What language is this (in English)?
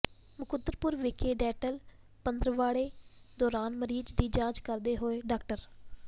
Punjabi